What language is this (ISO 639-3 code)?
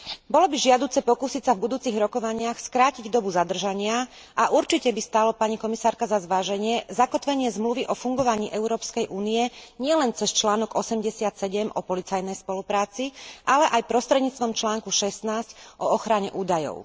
slk